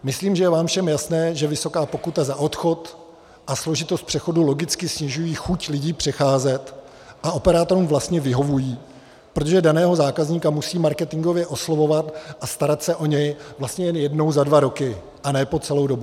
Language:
Czech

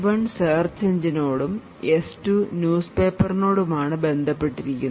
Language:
Malayalam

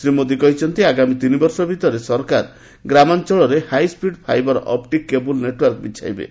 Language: Odia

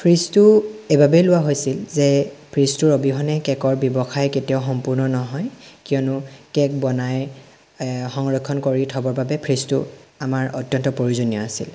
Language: Assamese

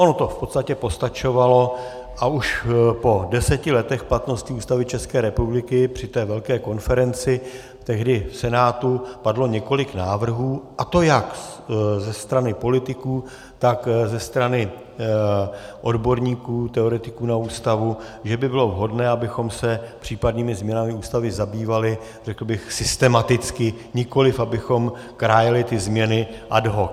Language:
Czech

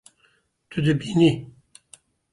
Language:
Kurdish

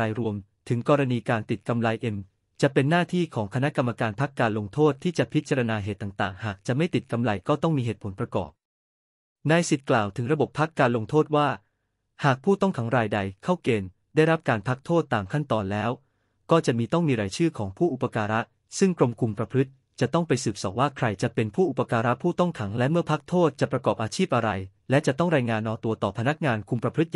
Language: Thai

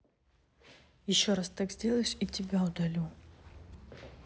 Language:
Russian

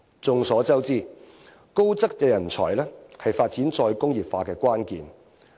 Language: Cantonese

